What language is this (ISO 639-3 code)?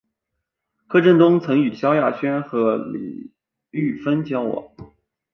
zho